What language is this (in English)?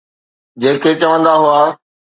Sindhi